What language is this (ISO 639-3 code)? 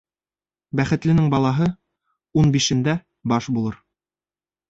bak